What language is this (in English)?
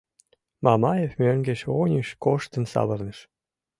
Mari